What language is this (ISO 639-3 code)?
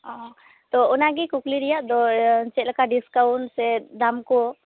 sat